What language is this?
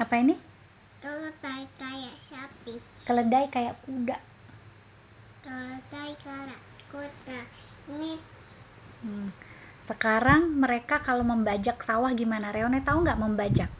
Indonesian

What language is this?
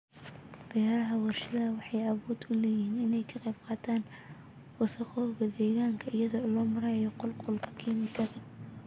Somali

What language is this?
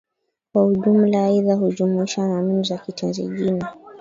Swahili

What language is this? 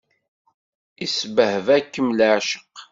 Kabyle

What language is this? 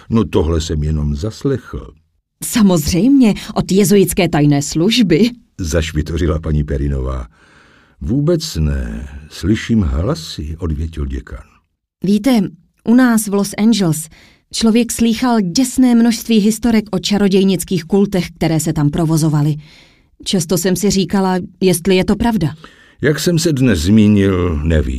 Czech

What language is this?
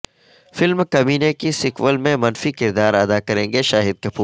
Urdu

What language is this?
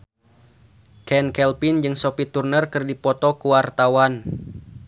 Sundanese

